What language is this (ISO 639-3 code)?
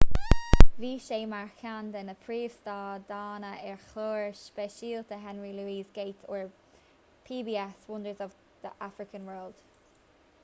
gle